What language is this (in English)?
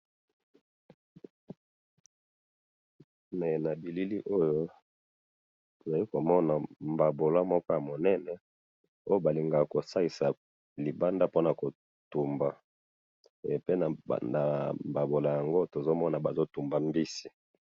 Lingala